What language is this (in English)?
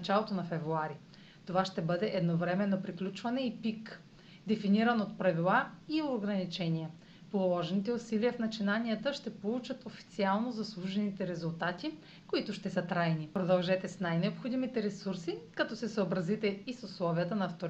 Bulgarian